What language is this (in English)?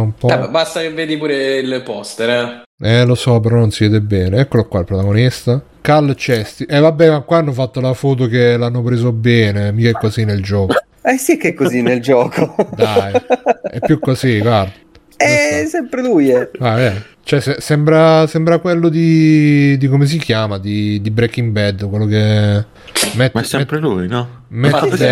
Italian